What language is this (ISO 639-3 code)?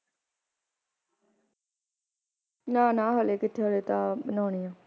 pan